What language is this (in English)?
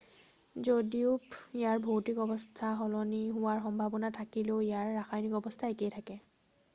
Assamese